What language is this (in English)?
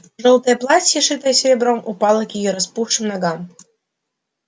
Russian